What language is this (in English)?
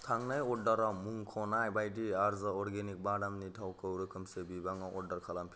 Bodo